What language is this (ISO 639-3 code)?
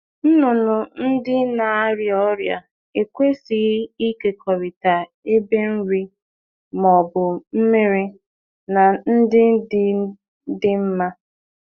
ibo